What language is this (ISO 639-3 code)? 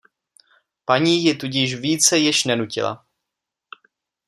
ces